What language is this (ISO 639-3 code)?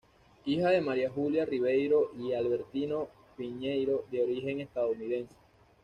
spa